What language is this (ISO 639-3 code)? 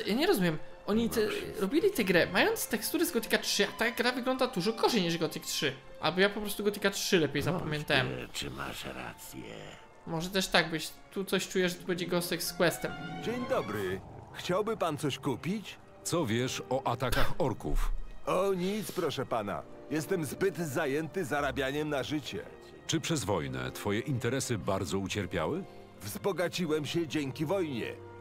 pol